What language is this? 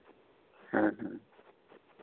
Santali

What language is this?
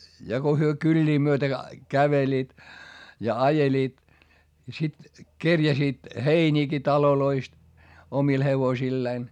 Finnish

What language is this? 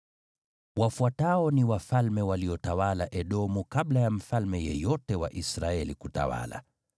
Swahili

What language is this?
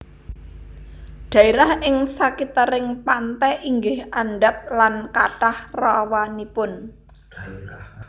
Javanese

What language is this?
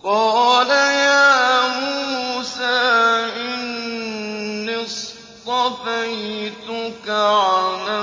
Arabic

